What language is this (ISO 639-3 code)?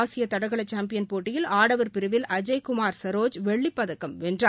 tam